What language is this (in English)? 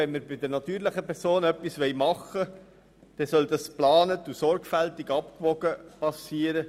Swiss German